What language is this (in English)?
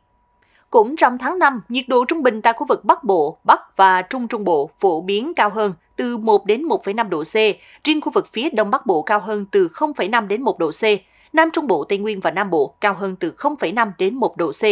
Vietnamese